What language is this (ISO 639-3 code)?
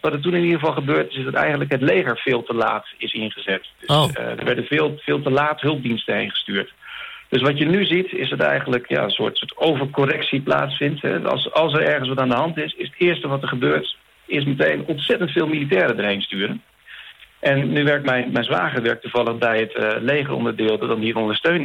nld